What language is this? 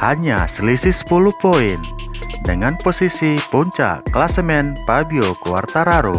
Indonesian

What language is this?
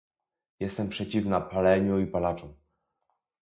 Polish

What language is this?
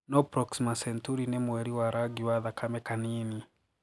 Kikuyu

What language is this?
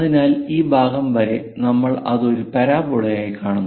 Malayalam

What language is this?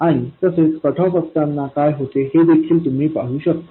Marathi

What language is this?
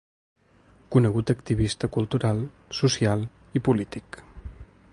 Catalan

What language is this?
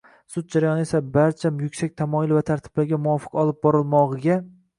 Uzbek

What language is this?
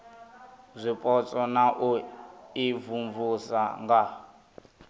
Venda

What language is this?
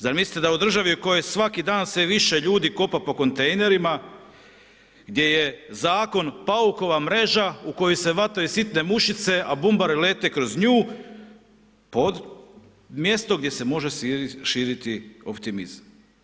Croatian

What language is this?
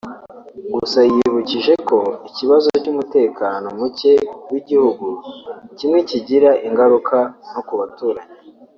Kinyarwanda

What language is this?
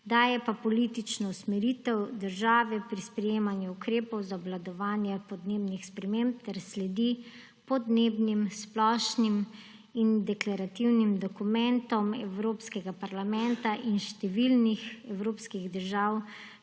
Slovenian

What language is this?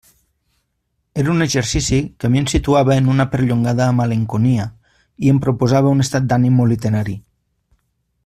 Catalan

